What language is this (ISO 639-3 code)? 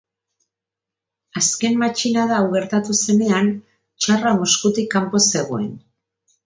eus